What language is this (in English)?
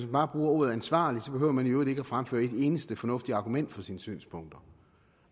Danish